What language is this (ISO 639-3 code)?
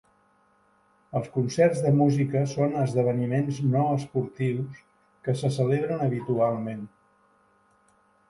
cat